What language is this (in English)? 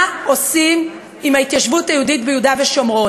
Hebrew